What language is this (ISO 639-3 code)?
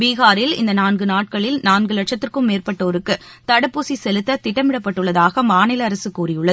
tam